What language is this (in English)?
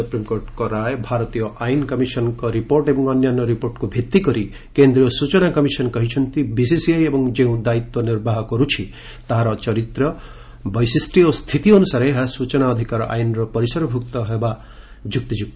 Odia